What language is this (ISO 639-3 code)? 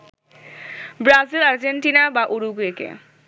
ben